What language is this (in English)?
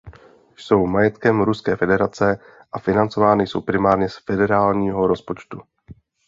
Czech